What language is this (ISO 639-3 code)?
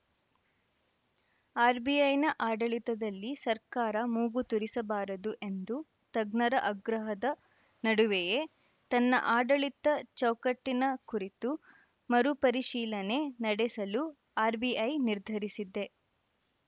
kan